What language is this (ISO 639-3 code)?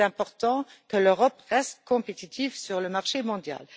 fra